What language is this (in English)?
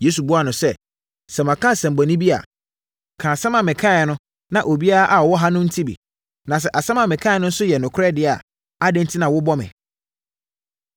Akan